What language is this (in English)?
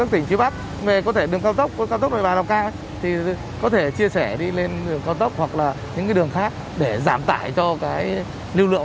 Vietnamese